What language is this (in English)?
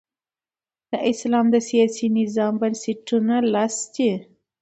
Pashto